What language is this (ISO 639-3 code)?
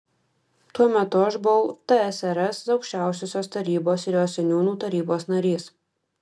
lit